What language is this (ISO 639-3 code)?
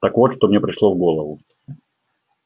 rus